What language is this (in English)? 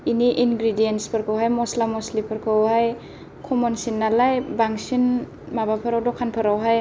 Bodo